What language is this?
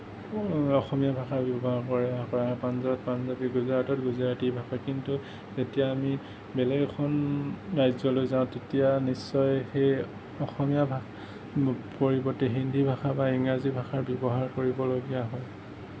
Assamese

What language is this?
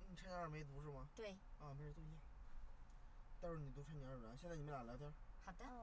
Chinese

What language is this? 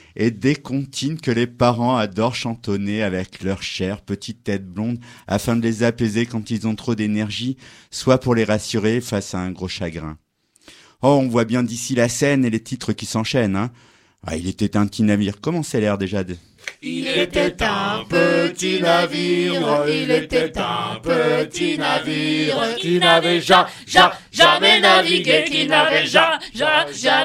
French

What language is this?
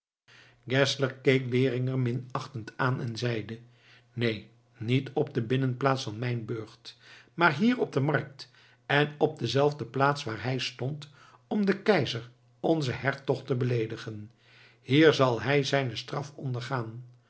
Dutch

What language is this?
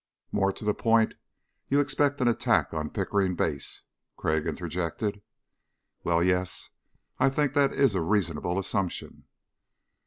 English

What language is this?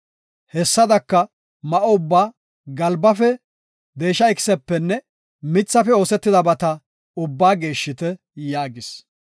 Gofa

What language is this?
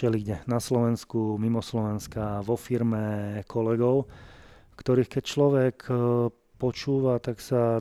Slovak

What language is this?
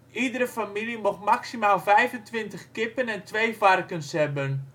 Dutch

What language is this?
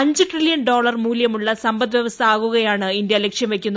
Malayalam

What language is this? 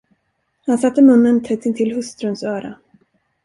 Swedish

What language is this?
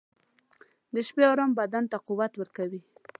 Pashto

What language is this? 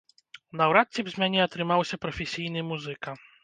Belarusian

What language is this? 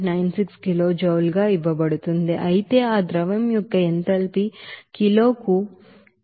Telugu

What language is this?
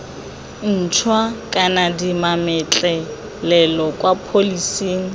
Tswana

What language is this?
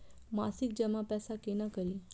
Maithili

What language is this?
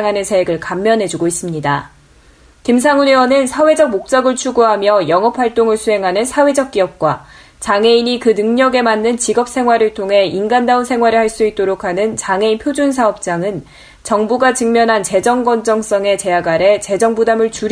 Korean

